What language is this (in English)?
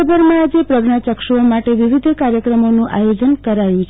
Gujarati